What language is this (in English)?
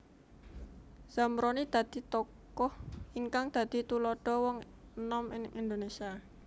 Javanese